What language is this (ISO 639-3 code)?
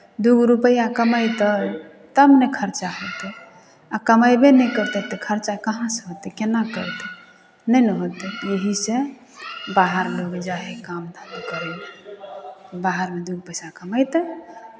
mai